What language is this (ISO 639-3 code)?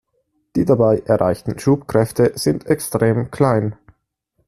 deu